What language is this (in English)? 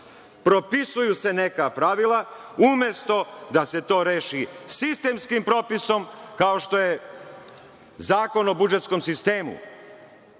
Serbian